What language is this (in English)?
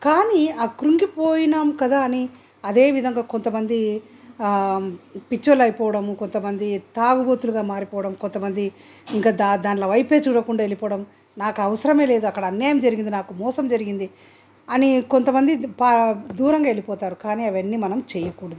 Telugu